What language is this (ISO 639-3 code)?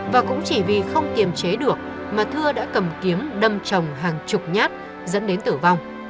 vie